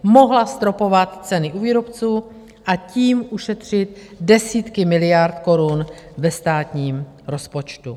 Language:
Czech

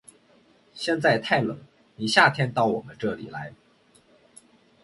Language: Chinese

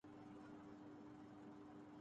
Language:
Urdu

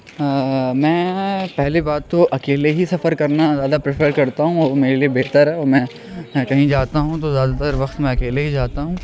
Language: Urdu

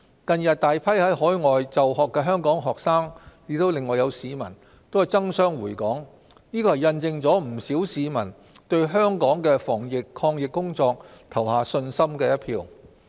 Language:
Cantonese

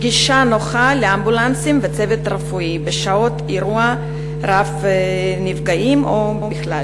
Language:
Hebrew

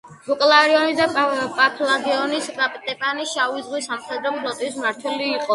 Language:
Georgian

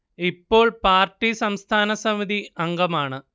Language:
Malayalam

